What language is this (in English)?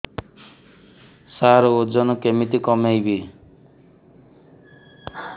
Odia